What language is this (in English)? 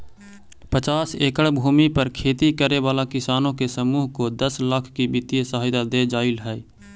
Magahi